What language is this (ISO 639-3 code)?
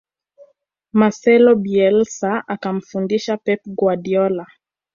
swa